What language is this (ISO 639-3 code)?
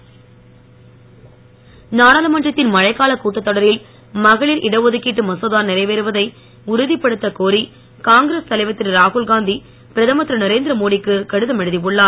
tam